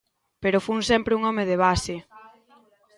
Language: Galician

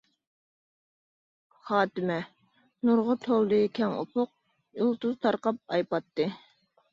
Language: Uyghur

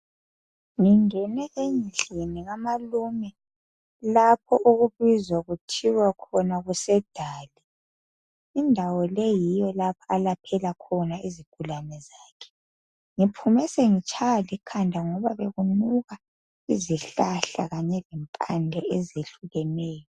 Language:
North Ndebele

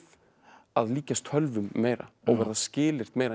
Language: Icelandic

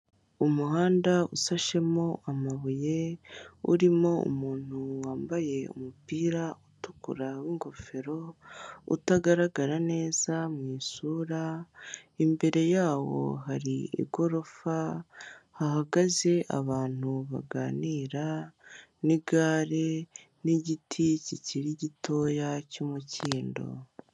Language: Kinyarwanda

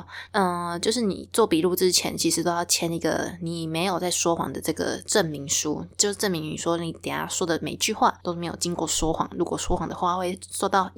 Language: Chinese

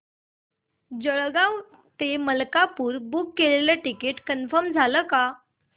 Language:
Marathi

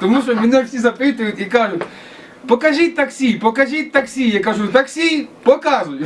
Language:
Ukrainian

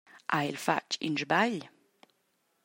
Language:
Romansh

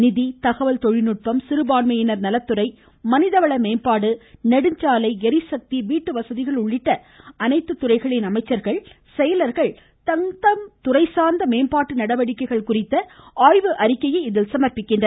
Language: Tamil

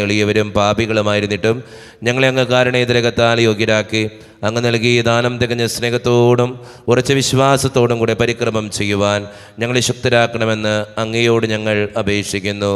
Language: Malayalam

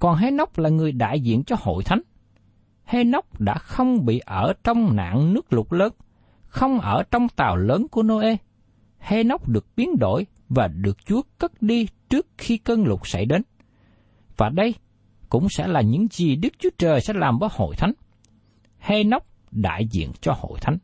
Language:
Vietnamese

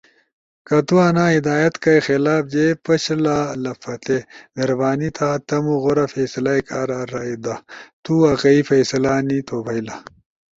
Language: Ushojo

